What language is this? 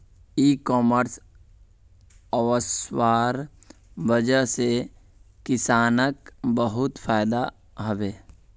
Magahi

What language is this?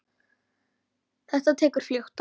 Icelandic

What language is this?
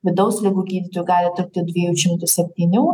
Lithuanian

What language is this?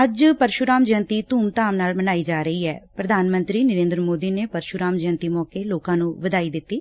Punjabi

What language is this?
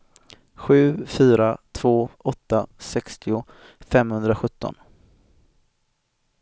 Swedish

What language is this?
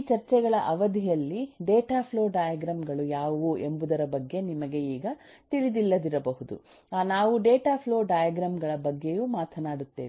Kannada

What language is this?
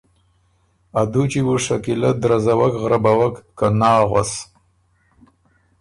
Ormuri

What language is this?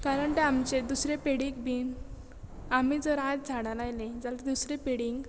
Konkani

